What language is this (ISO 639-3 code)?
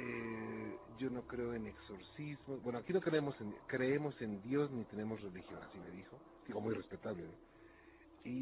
spa